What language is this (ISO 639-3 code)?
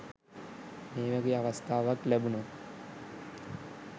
sin